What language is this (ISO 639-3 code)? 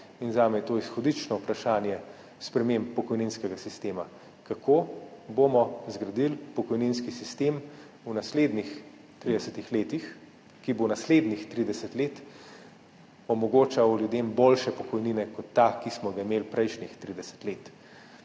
slv